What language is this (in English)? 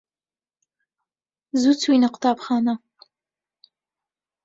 Central Kurdish